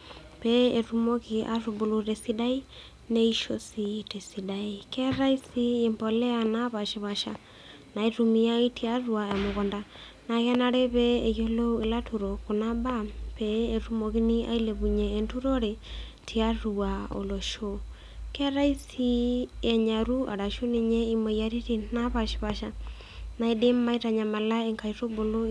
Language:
Masai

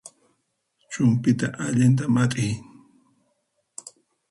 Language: Puno Quechua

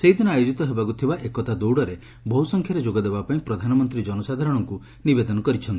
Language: Odia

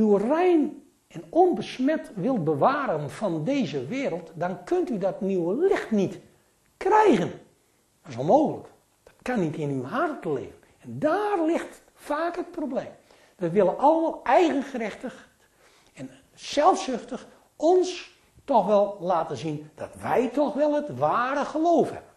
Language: Dutch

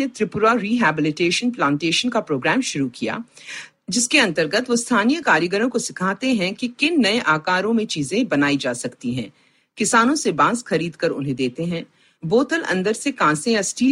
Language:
Hindi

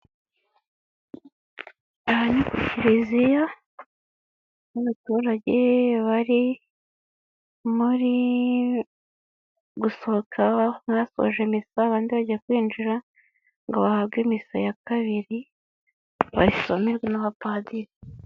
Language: Kinyarwanda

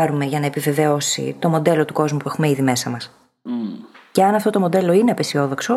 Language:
Greek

